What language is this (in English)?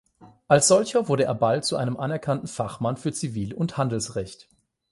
German